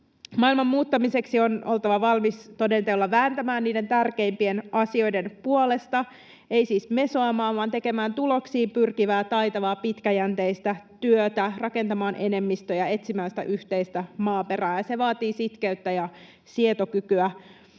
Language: Finnish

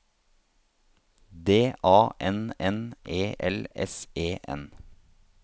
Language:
Norwegian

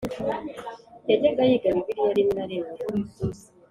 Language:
Kinyarwanda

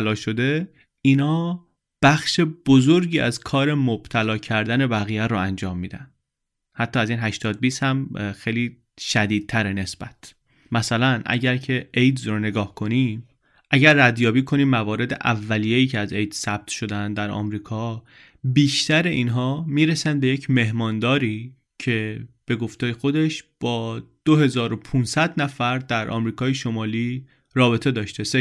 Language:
Persian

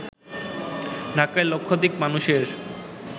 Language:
Bangla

